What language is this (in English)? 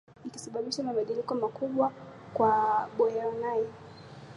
Swahili